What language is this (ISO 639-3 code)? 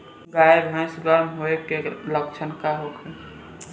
bho